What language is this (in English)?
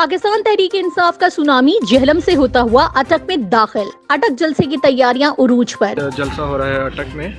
Urdu